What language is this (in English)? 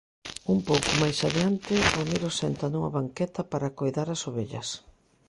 Galician